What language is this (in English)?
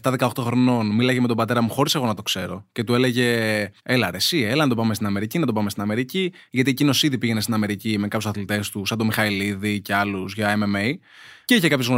Greek